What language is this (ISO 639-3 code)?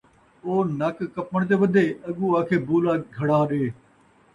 skr